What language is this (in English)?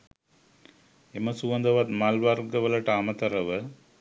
Sinhala